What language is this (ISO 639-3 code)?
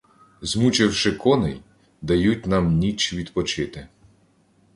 ukr